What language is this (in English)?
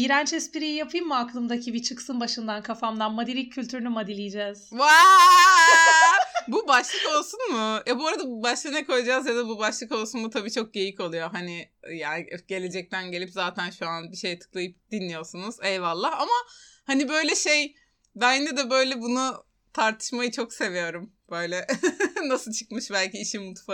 Turkish